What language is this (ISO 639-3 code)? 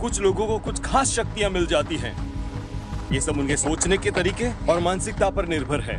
hin